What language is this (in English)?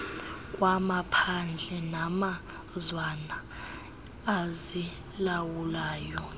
Xhosa